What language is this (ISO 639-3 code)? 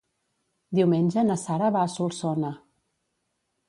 cat